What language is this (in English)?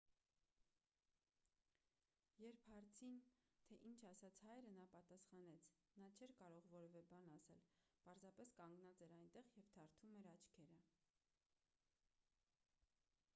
Armenian